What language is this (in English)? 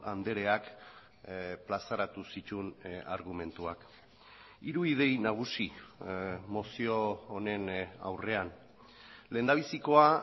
Basque